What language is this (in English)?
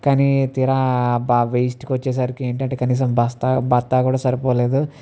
Telugu